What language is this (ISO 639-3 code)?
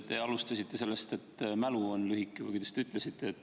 est